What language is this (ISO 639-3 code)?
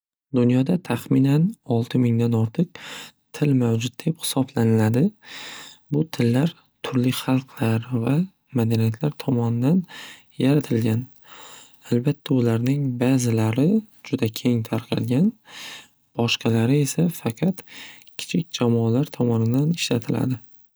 uzb